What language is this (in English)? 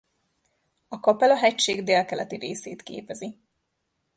Hungarian